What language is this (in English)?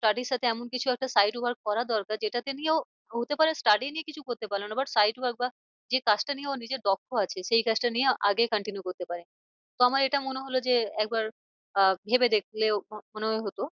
Bangla